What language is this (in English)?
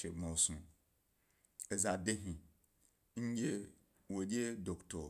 Gbari